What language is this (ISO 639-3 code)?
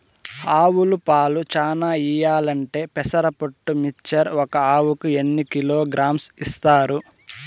tel